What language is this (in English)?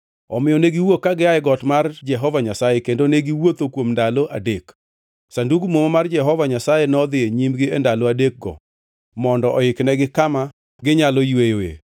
Luo (Kenya and Tanzania)